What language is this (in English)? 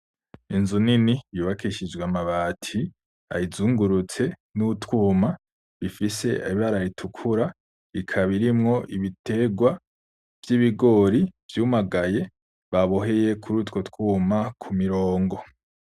Rundi